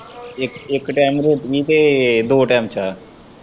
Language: Punjabi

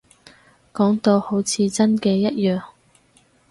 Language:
Cantonese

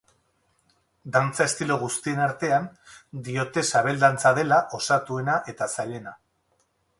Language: Basque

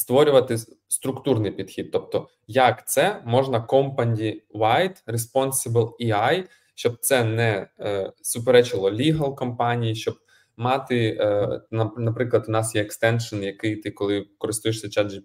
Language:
Ukrainian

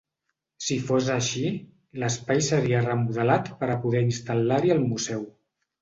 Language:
Catalan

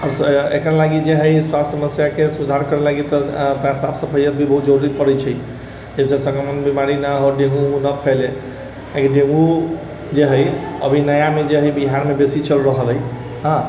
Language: Maithili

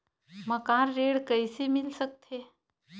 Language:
Chhattisgarhi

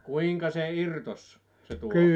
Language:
Finnish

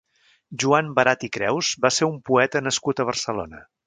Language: Catalan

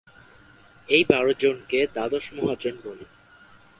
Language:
Bangla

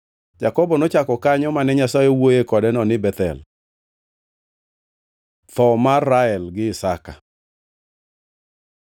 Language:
Luo (Kenya and Tanzania)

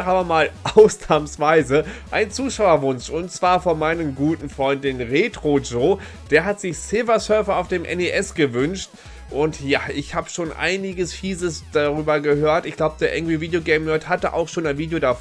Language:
German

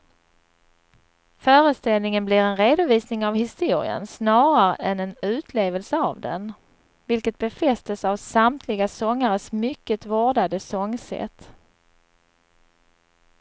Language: Swedish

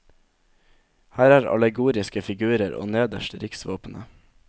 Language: Norwegian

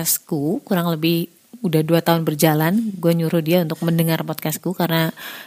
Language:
Indonesian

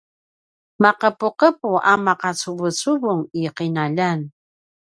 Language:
Paiwan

